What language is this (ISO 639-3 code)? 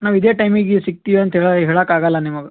kan